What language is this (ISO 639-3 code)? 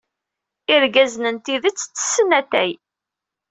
kab